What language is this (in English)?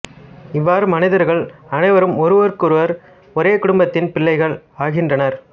Tamil